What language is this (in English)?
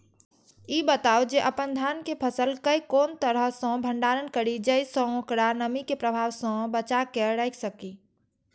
Maithili